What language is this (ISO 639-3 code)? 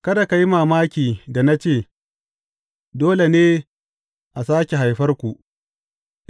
hau